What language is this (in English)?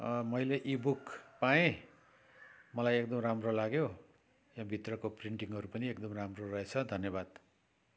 Nepali